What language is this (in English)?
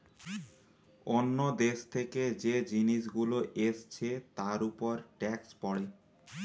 Bangla